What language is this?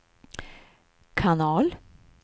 Swedish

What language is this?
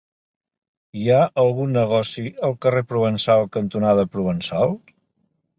Catalan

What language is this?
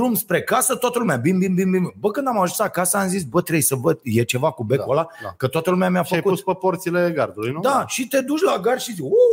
Romanian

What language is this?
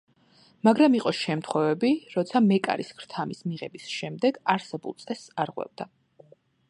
Georgian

